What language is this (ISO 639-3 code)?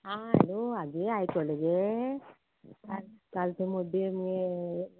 kok